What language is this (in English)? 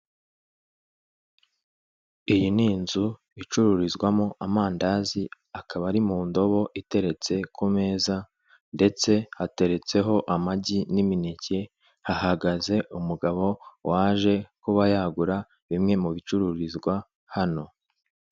Kinyarwanda